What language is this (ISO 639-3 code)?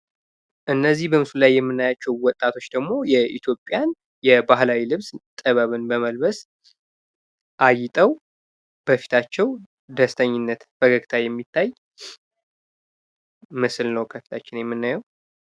amh